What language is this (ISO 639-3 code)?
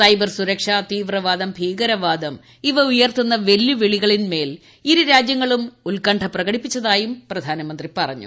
mal